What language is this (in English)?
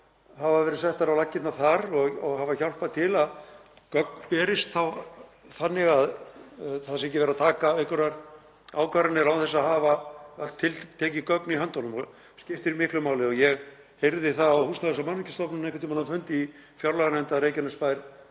Icelandic